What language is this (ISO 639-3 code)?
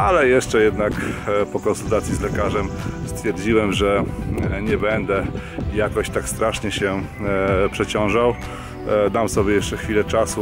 pol